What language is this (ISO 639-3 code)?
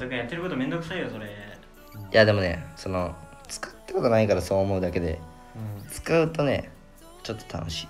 jpn